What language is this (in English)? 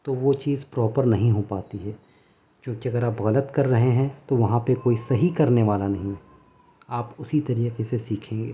Urdu